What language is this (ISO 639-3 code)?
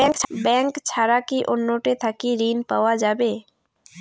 ben